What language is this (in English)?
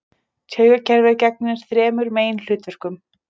Icelandic